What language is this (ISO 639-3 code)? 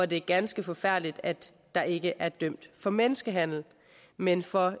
dan